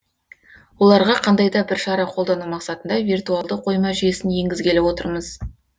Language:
Kazakh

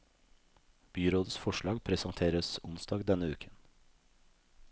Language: Norwegian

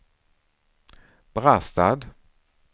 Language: Swedish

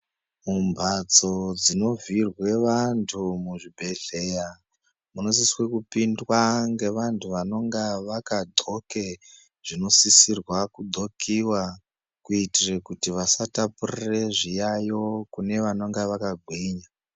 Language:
Ndau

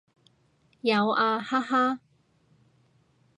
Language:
Cantonese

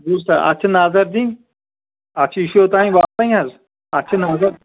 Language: Kashmiri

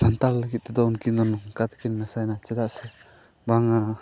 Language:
Santali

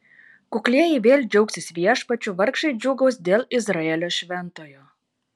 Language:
Lithuanian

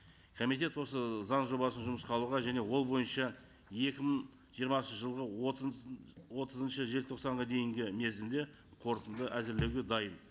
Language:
Kazakh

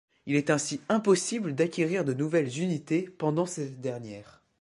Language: French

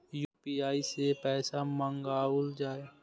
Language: Maithili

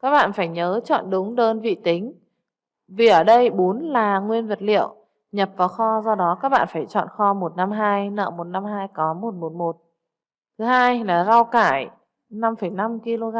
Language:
Vietnamese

